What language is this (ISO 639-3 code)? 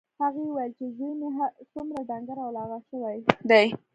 pus